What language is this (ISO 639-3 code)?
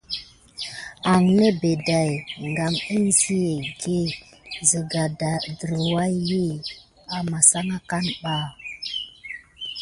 gid